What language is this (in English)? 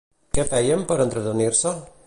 Catalan